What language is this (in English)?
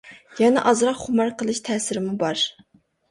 Uyghur